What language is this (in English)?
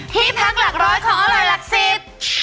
Thai